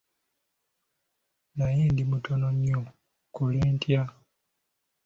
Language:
Ganda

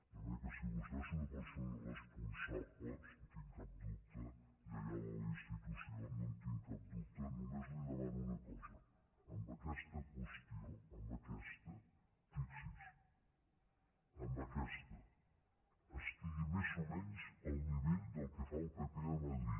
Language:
Catalan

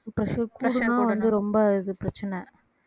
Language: Tamil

